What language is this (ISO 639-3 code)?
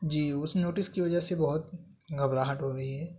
urd